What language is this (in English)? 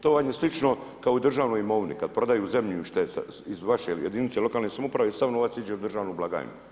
Croatian